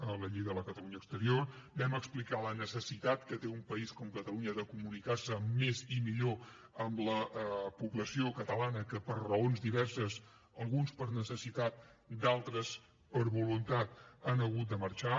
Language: Catalan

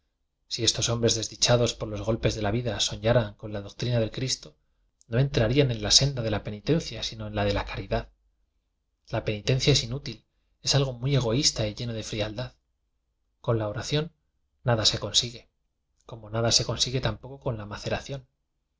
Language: Spanish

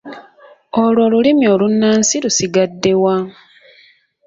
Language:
Ganda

